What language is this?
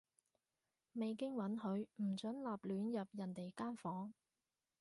Cantonese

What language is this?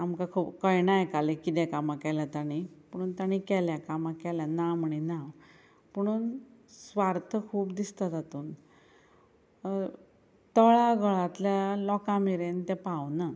Konkani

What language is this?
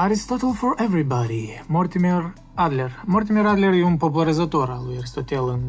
Romanian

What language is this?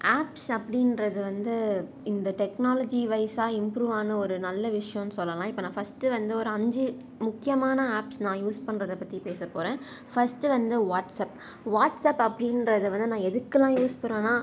Tamil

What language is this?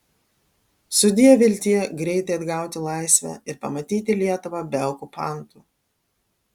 Lithuanian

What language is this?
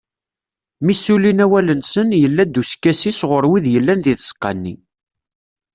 Kabyle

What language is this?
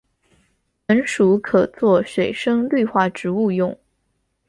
Chinese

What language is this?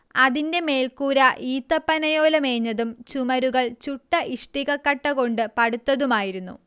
Malayalam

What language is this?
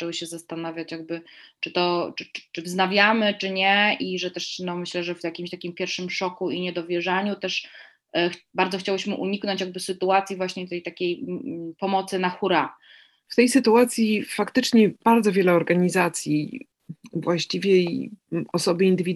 Polish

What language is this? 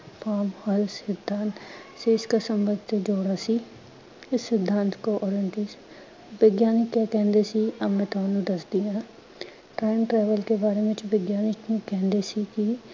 Punjabi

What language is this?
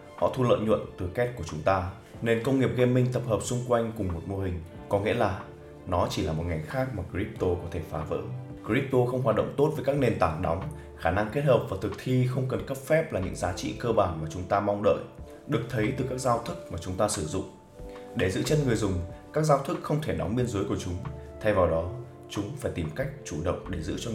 Vietnamese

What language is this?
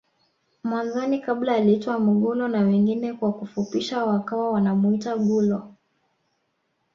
Swahili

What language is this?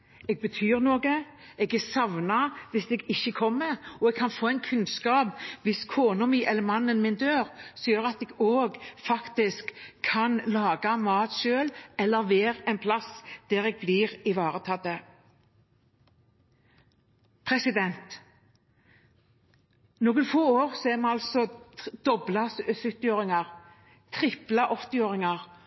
Norwegian Bokmål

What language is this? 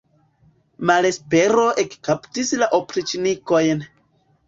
Esperanto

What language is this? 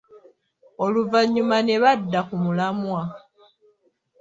Ganda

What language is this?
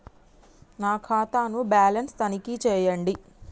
Telugu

